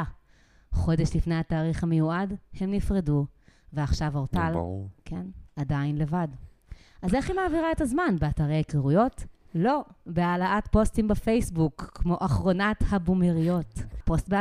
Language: Hebrew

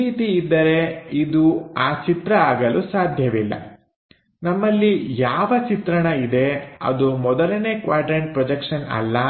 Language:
Kannada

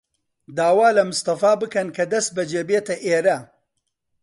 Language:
Central Kurdish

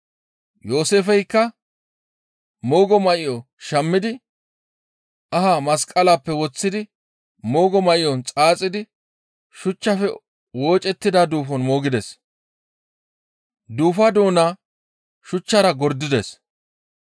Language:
Gamo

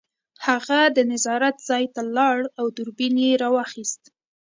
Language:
Pashto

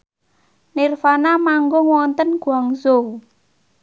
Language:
Javanese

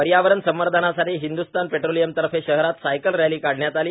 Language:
Marathi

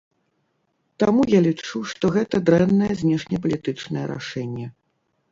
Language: Belarusian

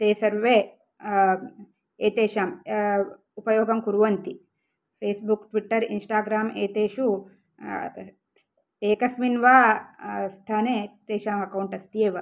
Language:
Sanskrit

